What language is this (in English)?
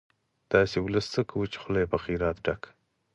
Pashto